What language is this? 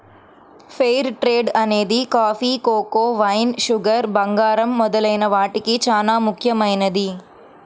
Telugu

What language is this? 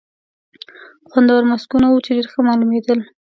Pashto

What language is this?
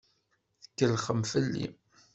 Kabyle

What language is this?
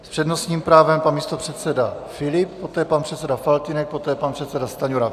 Czech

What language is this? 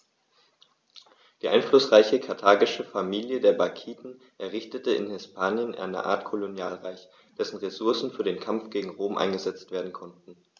German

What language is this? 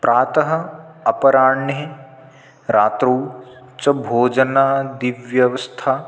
Sanskrit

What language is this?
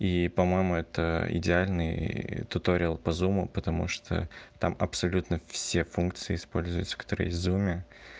Russian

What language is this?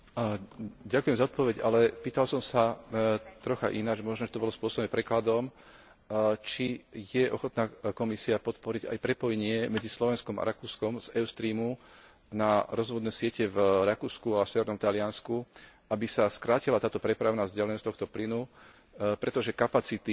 Slovak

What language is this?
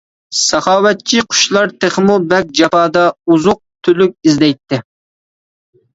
Uyghur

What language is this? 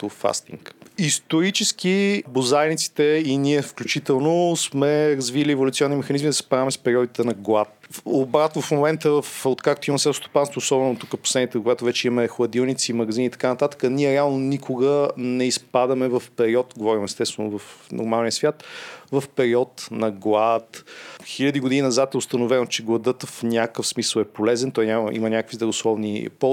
Bulgarian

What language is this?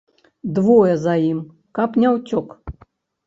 Belarusian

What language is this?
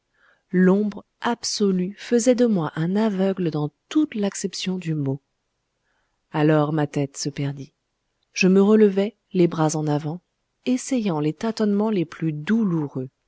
French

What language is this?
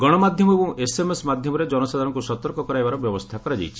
Odia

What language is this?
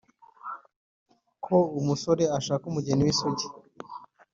Kinyarwanda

